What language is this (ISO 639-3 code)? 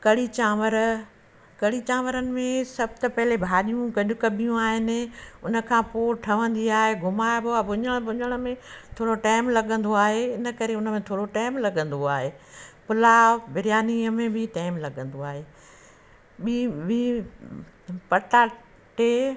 snd